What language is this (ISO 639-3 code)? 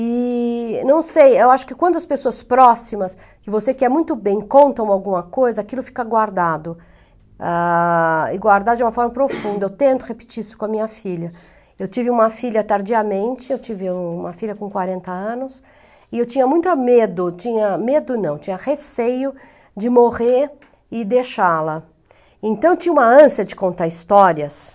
por